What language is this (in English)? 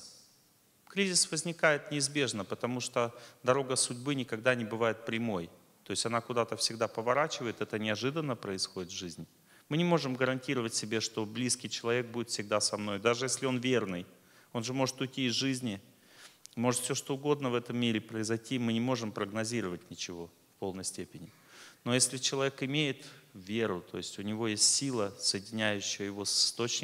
Russian